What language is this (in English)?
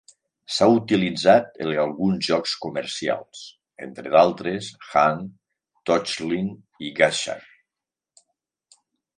Catalan